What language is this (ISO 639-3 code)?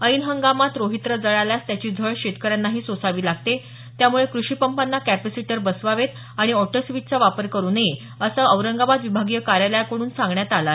mar